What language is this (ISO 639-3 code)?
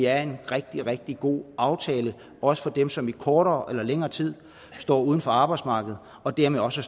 dan